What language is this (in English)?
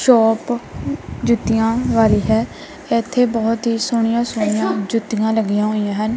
Punjabi